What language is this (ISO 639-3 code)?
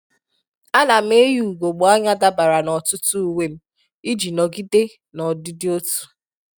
ibo